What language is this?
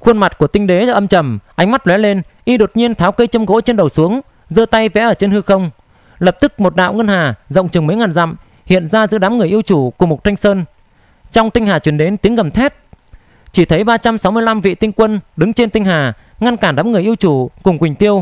Vietnamese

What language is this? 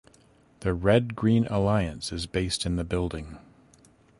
English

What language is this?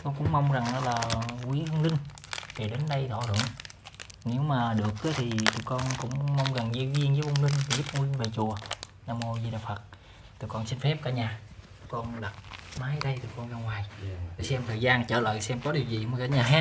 Vietnamese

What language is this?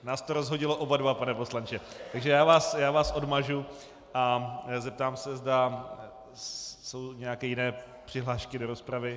Czech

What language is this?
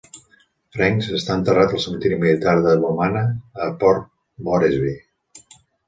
Catalan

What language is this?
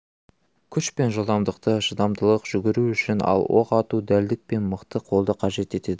Kazakh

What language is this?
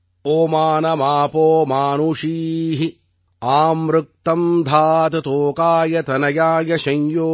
Tamil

